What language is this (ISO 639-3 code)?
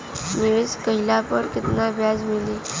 bho